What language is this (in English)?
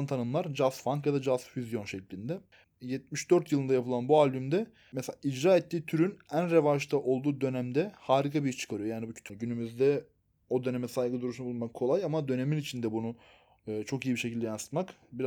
Turkish